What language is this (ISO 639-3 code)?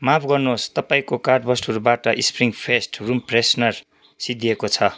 nep